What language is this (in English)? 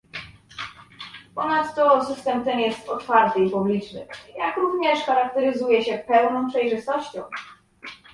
Polish